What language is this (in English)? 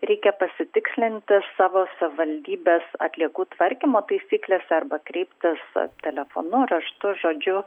Lithuanian